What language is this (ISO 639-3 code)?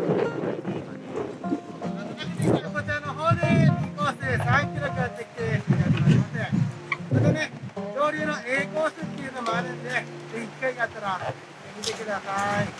jpn